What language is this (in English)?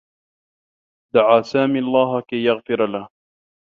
Arabic